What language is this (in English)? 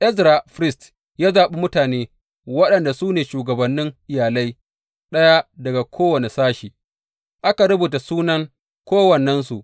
Hausa